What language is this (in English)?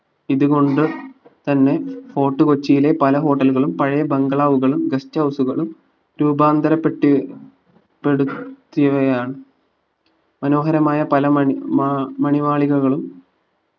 Malayalam